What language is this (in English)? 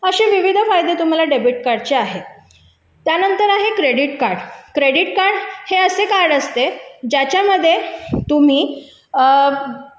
Marathi